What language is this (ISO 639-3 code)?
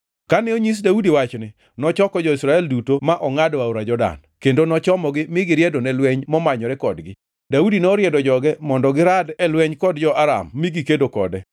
luo